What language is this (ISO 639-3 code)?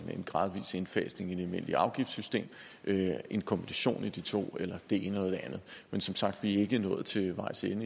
dan